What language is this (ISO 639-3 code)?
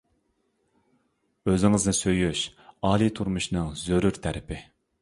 uig